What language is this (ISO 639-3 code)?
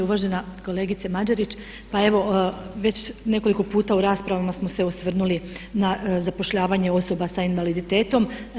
hrv